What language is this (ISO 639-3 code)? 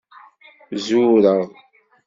kab